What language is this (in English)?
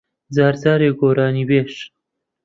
Central Kurdish